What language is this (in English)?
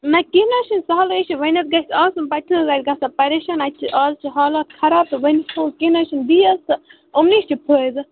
Kashmiri